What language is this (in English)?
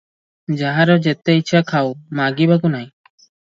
Odia